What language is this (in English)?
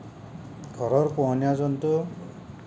Assamese